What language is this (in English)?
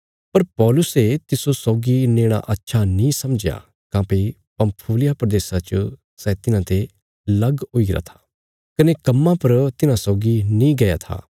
Bilaspuri